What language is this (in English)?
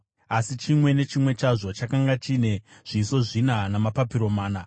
Shona